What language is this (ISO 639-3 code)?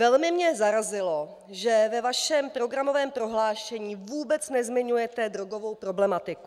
ces